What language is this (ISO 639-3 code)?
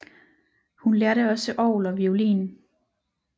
dan